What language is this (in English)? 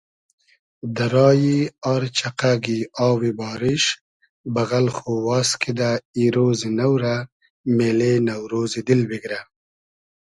Hazaragi